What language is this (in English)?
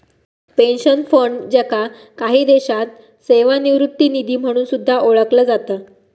Marathi